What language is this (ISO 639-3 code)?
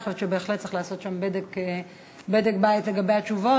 heb